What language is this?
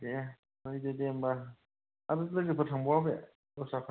Bodo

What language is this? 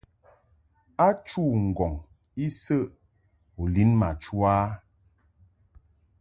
Mungaka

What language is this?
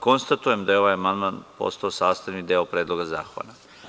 Serbian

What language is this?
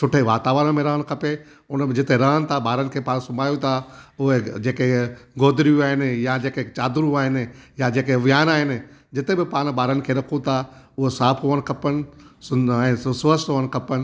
Sindhi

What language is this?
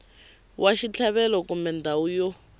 Tsonga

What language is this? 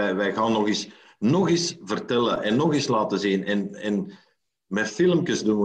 Dutch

